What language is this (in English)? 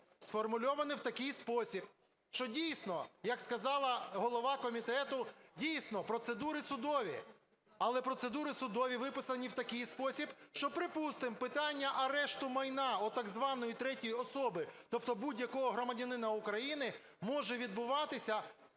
Ukrainian